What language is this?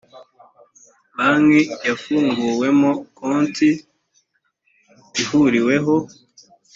Kinyarwanda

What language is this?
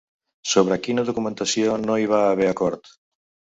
Catalan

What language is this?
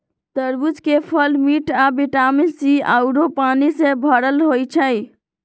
Magahi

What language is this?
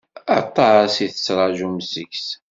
Kabyle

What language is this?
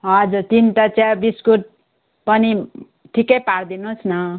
Nepali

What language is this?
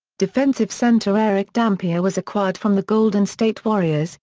English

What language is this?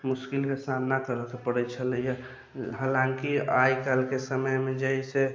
Maithili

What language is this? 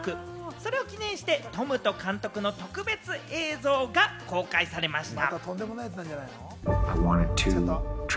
Japanese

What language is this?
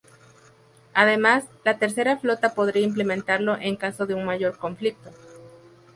Spanish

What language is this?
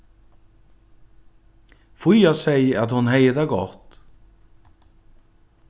Faroese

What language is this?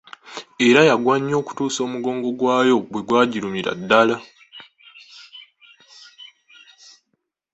Ganda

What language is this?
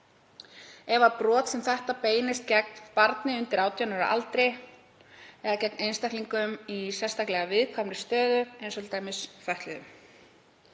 Icelandic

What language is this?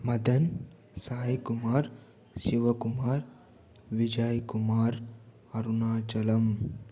Telugu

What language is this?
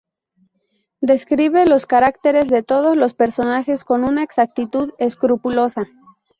Spanish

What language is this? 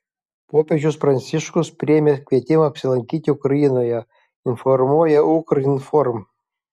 Lithuanian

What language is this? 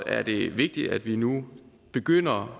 Danish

